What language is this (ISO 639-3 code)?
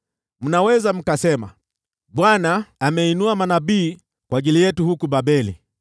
swa